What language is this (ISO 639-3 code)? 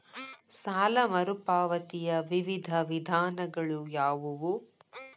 kan